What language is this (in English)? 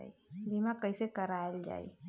Bhojpuri